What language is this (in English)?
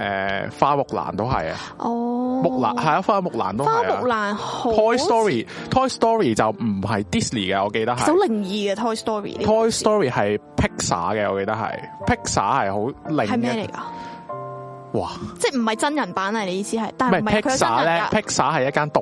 Chinese